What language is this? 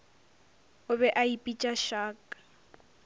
Northern Sotho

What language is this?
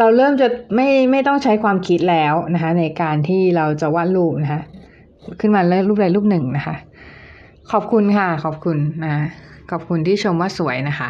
Thai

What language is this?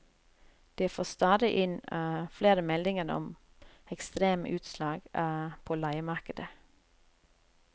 Norwegian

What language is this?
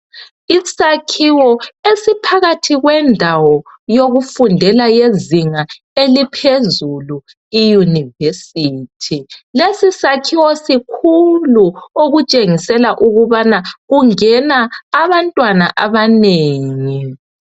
North Ndebele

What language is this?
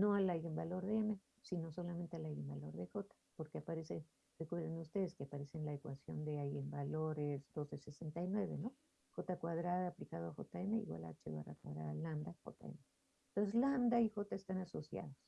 Spanish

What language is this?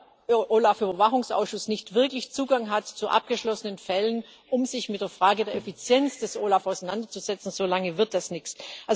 German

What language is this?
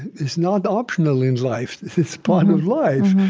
English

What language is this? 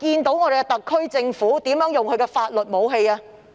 Cantonese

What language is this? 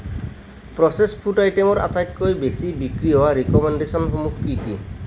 Assamese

